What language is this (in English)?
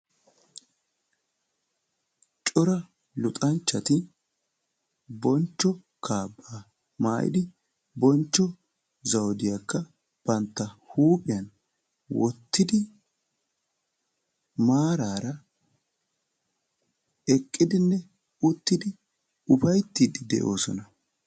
Wolaytta